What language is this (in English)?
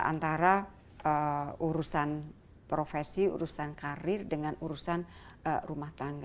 Indonesian